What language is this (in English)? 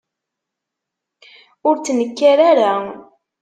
Kabyle